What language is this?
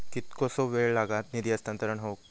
Marathi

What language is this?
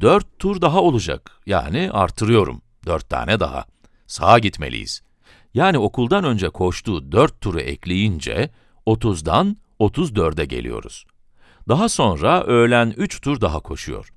Turkish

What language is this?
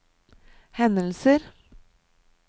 Norwegian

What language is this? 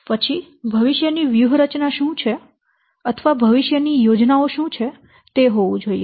Gujarati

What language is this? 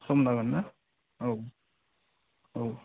Bodo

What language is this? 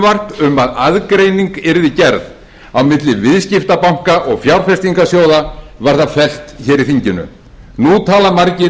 Icelandic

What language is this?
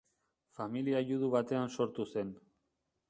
Basque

